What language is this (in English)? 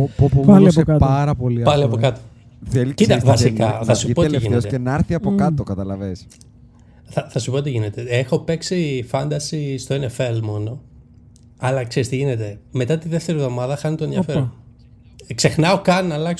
Greek